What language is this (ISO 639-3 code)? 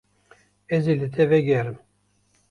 kur